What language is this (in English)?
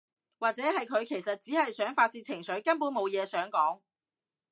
Cantonese